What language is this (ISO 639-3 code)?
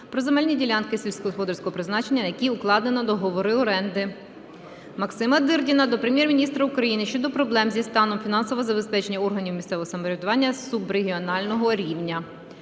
ukr